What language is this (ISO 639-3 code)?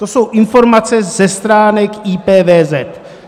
ces